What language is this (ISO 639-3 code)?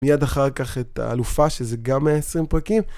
heb